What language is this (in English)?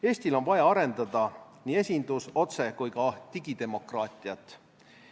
Estonian